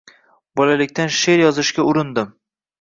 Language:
Uzbek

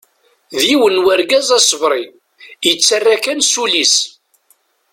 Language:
Kabyle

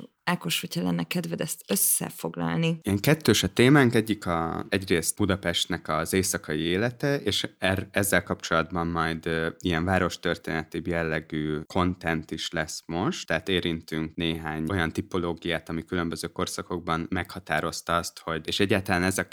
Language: Hungarian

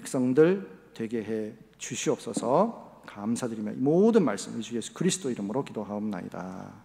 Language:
Korean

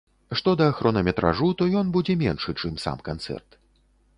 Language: Belarusian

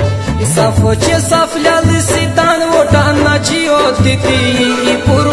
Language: Romanian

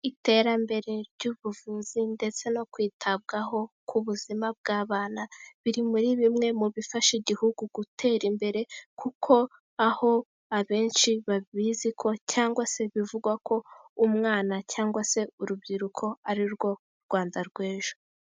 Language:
Kinyarwanda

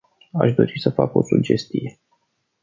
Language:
Romanian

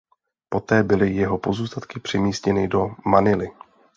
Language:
Czech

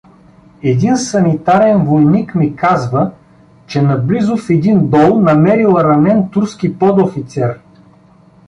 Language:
Bulgarian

